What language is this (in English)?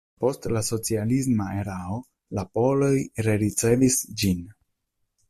Esperanto